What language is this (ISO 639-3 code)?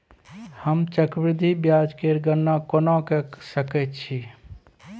mai